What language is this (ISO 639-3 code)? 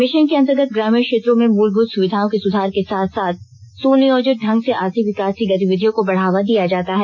hin